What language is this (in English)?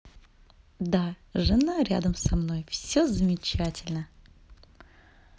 Russian